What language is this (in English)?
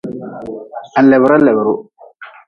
Nawdm